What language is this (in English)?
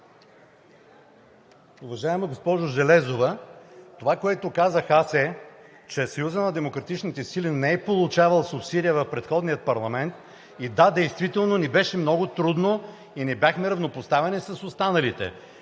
Bulgarian